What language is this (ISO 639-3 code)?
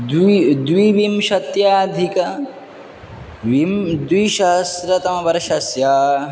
san